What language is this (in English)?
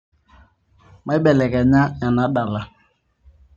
Masai